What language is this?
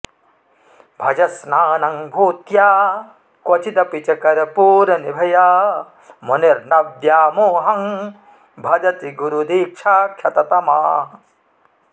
Sanskrit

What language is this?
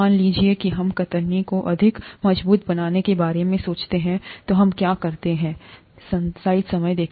Hindi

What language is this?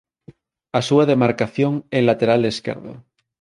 Galician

